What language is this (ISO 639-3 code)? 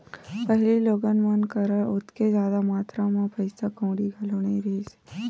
hne